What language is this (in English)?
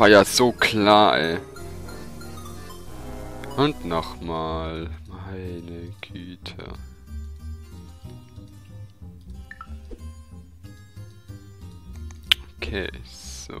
German